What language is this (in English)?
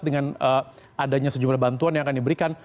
Indonesian